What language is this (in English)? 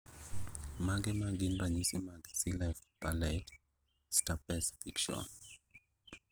Luo (Kenya and Tanzania)